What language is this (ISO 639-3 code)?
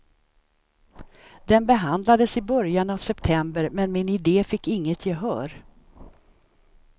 swe